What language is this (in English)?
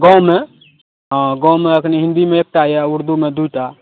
Maithili